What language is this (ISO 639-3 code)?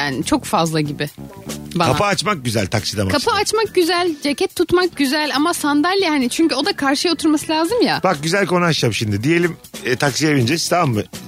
tur